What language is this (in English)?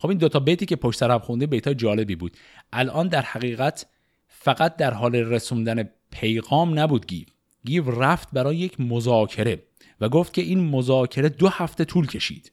Persian